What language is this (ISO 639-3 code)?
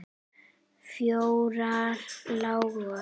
isl